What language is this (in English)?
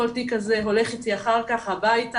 Hebrew